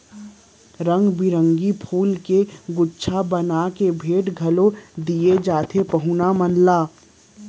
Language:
Chhattisgarhi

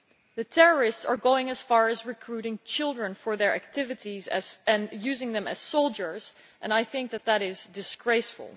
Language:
English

